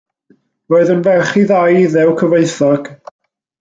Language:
Welsh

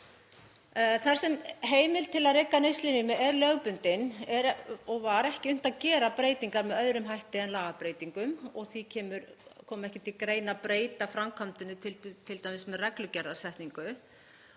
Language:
Icelandic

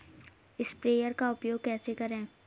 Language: Hindi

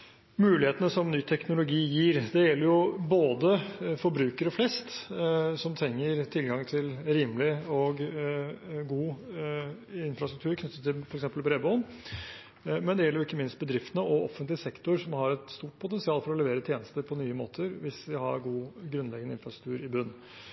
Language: Norwegian Bokmål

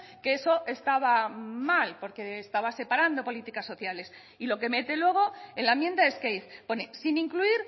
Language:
Spanish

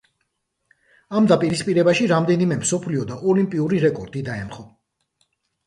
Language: Georgian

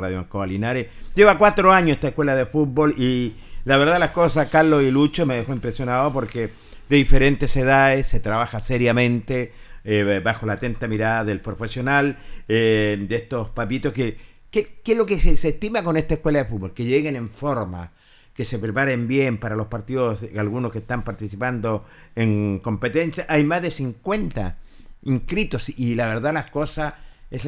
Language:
Spanish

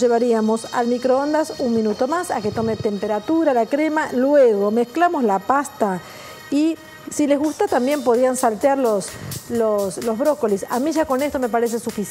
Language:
Spanish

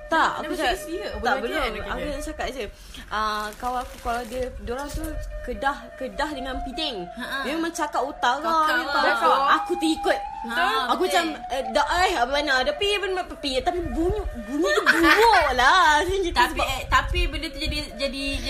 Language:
Malay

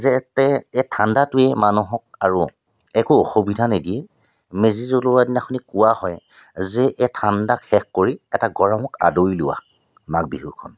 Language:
Assamese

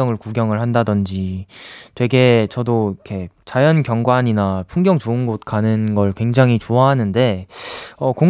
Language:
Korean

